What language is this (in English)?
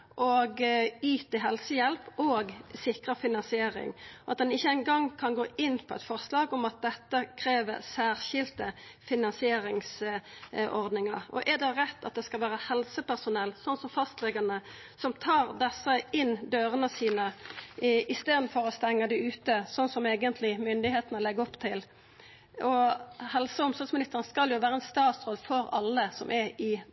Norwegian Nynorsk